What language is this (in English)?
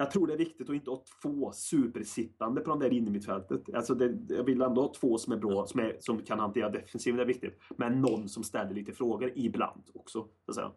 Swedish